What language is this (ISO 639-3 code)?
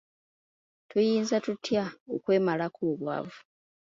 lug